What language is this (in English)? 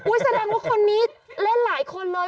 Thai